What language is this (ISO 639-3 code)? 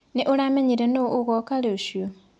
kik